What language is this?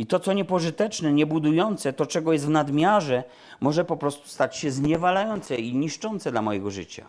Polish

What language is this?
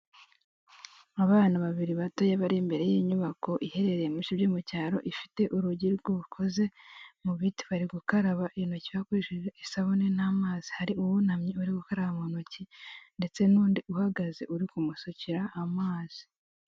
Kinyarwanda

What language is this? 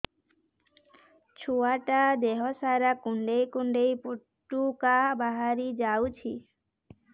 Odia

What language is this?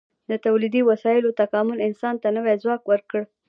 Pashto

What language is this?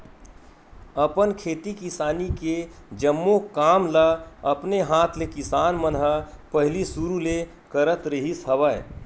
Chhattisgarhi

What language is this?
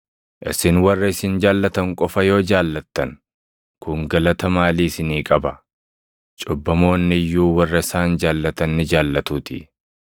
Oromo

